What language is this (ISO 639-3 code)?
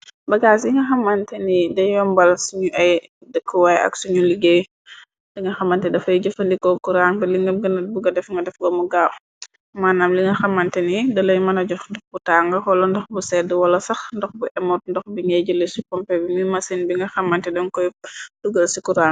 wol